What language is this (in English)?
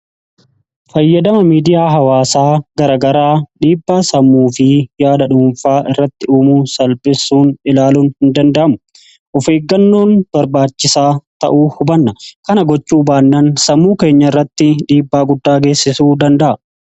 Oromo